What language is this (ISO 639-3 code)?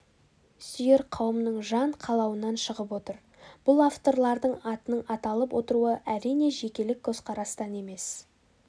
kaz